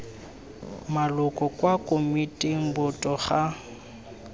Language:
Tswana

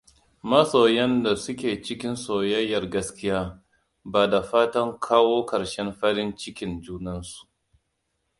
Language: Hausa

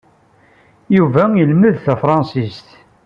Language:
Kabyle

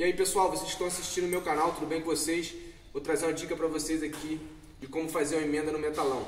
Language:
Portuguese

